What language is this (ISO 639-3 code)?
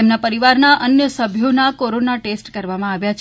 guj